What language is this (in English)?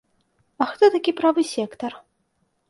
Belarusian